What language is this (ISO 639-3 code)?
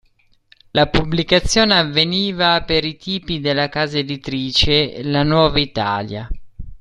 ita